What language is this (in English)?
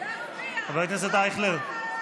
Hebrew